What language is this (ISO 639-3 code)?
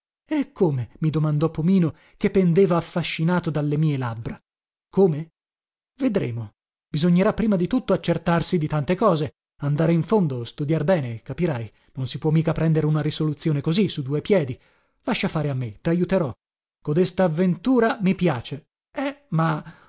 ita